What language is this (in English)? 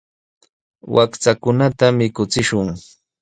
Sihuas Ancash Quechua